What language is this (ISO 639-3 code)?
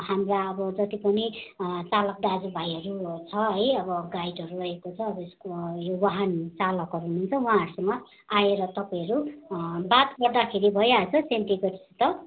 nep